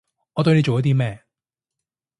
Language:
Cantonese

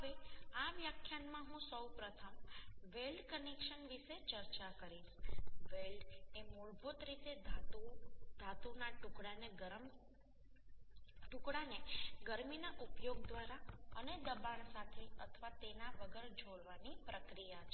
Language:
Gujarati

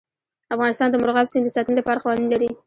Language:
Pashto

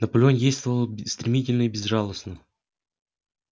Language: Russian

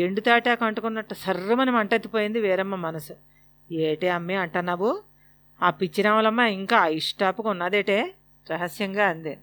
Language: Telugu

